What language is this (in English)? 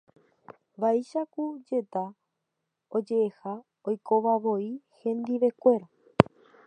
Guarani